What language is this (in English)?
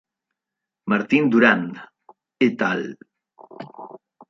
Spanish